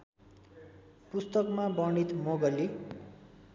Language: Nepali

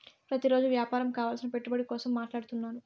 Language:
Telugu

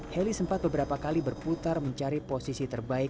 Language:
Indonesian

